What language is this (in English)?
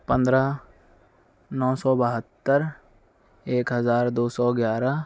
Urdu